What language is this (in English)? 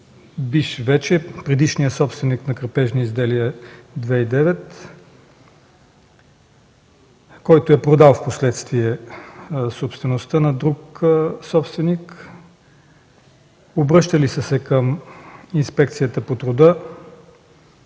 Bulgarian